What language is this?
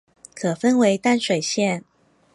Chinese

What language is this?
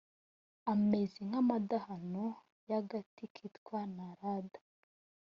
Kinyarwanda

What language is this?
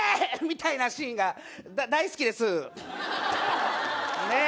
Japanese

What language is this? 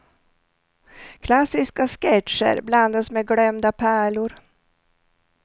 Swedish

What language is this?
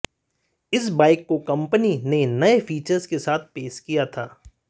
Hindi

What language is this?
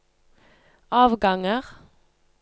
Norwegian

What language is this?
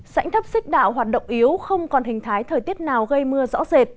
Vietnamese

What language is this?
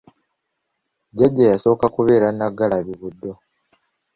Ganda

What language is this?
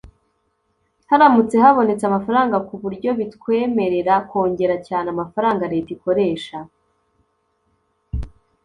Kinyarwanda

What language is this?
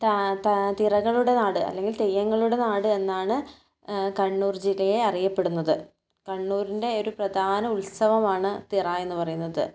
Malayalam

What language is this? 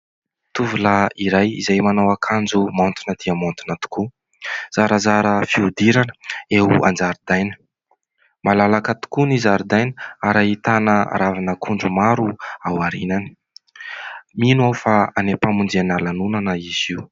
Malagasy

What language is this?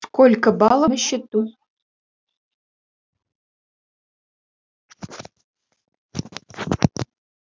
Russian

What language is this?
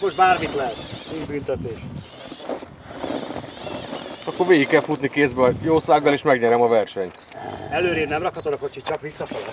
Hungarian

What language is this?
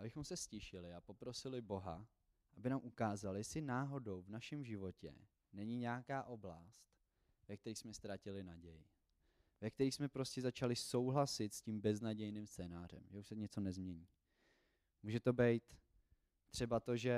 Czech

